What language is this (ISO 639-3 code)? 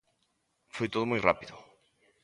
glg